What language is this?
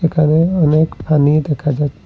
Bangla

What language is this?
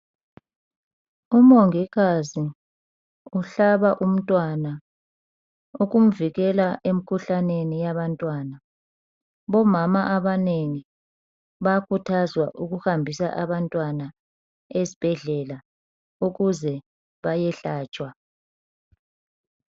North Ndebele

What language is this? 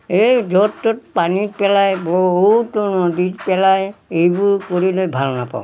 Assamese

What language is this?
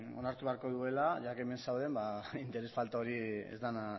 Basque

